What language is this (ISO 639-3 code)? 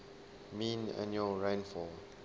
eng